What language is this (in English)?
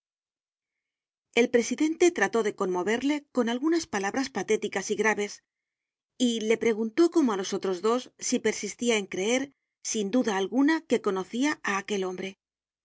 Spanish